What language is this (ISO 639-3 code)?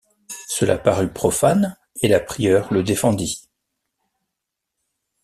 fra